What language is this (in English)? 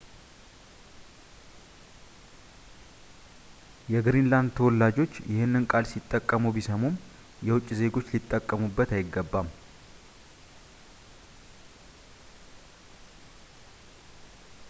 Amharic